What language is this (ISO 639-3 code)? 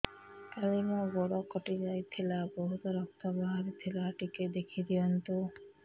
ori